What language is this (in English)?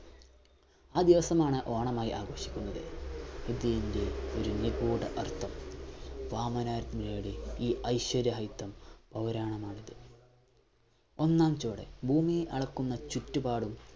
Malayalam